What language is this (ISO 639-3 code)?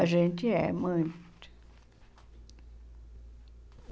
por